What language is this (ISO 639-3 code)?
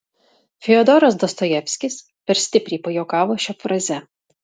lit